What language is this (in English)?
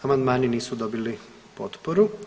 Croatian